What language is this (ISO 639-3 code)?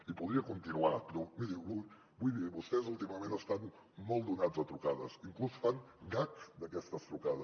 cat